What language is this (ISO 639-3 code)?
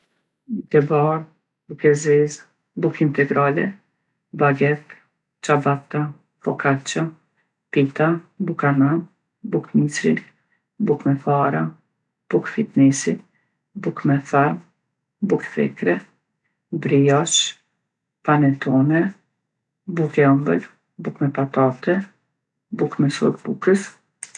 aln